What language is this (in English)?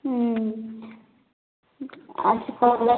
Maithili